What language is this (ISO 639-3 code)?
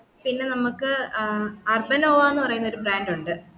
mal